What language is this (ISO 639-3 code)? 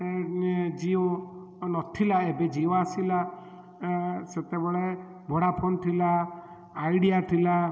ori